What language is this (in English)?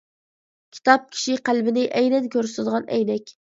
Uyghur